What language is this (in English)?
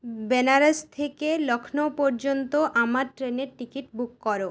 Bangla